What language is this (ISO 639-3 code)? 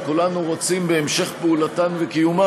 heb